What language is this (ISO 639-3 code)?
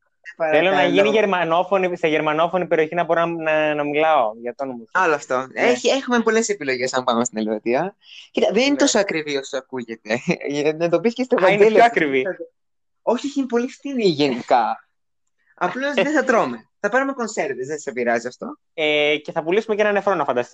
ell